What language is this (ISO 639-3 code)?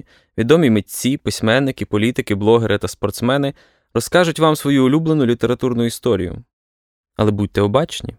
ukr